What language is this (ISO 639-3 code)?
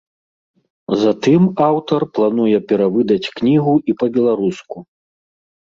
bel